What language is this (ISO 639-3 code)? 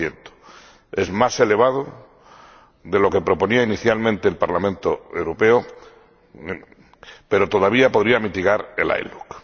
spa